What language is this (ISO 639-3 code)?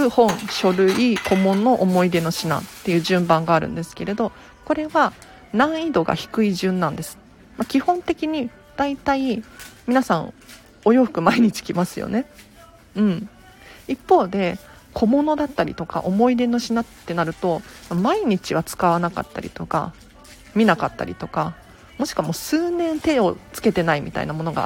jpn